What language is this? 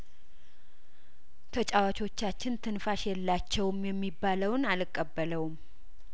Amharic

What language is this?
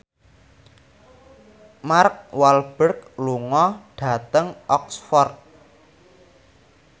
Javanese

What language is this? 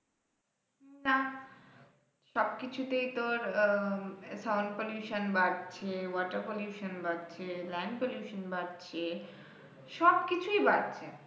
Bangla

